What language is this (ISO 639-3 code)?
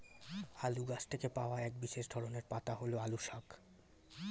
ben